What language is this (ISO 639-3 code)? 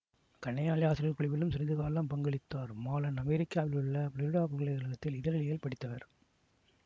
tam